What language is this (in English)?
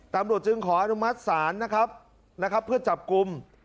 Thai